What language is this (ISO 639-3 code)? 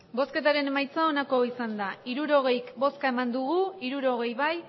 eus